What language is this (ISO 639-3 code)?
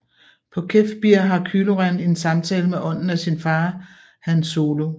dan